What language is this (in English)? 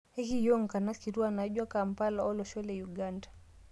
Masai